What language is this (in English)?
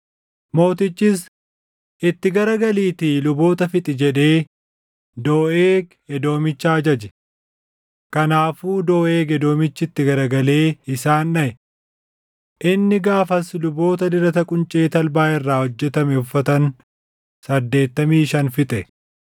Oromo